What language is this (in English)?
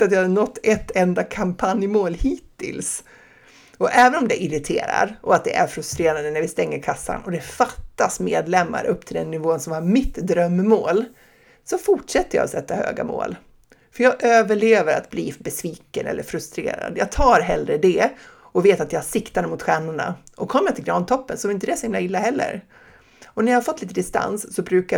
Swedish